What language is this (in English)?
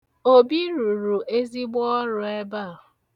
Igbo